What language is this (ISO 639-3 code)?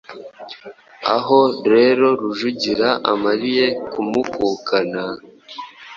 kin